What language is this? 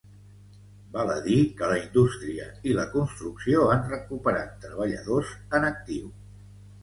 Catalan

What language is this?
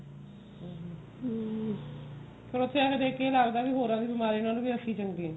Punjabi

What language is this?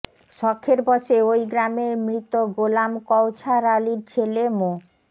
Bangla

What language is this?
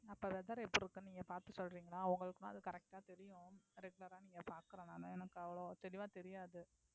Tamil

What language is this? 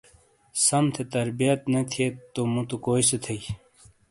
Shina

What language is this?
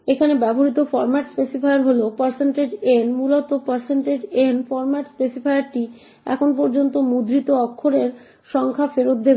Bangla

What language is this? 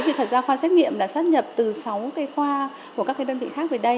Vietnamese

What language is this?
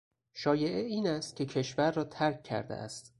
Persian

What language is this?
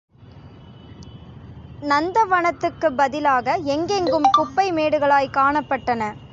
Tamil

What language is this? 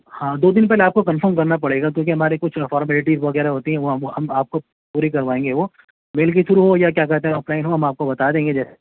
Urdu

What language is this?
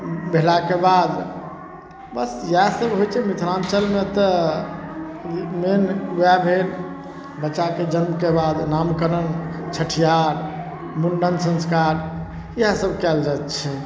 Maithili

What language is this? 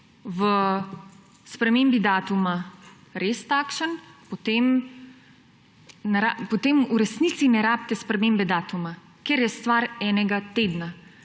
Slovenian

